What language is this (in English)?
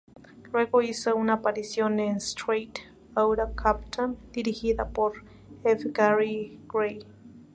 Spanish